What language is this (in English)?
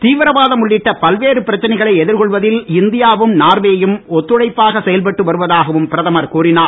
Tamil